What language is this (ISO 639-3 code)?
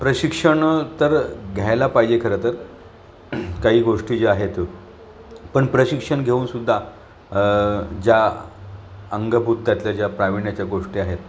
mar